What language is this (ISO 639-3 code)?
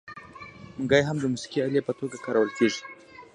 pus